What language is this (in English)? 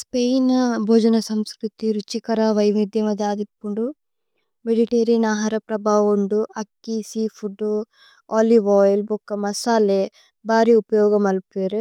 Tulu